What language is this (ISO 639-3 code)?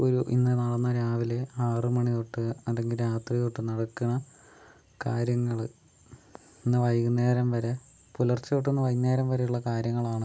mal